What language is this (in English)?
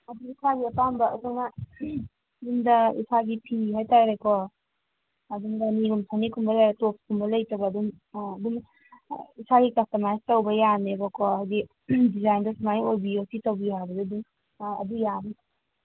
Manipuri